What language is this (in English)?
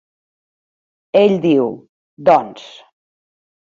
Catalan